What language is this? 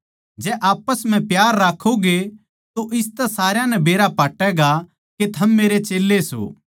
Haryanvi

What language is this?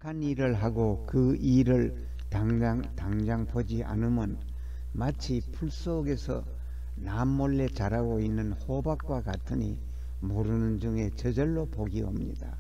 Korean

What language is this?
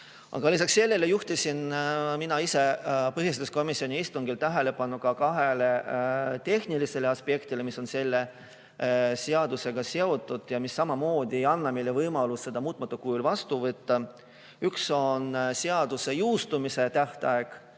Estonian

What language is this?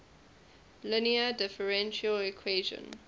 English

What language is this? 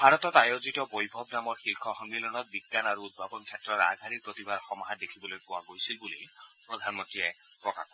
Assamese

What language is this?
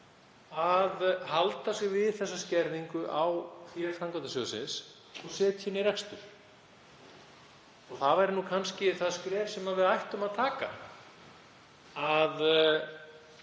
Icelandic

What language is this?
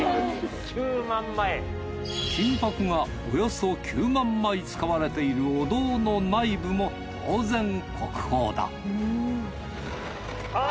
Japanese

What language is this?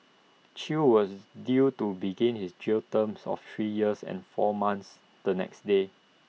English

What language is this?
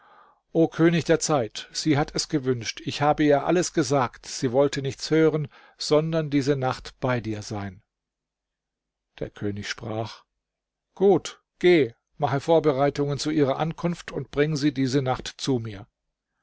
German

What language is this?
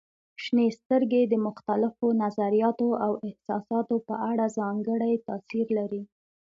Pashto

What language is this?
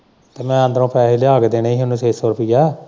Punjabi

